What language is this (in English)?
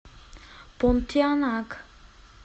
Russian